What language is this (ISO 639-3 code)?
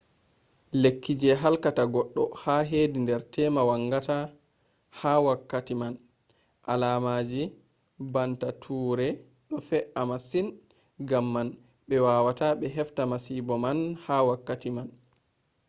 ful